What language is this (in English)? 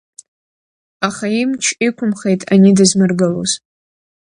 Abkhazian